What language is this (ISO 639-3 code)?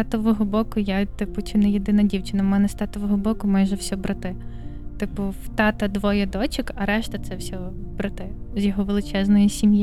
ukr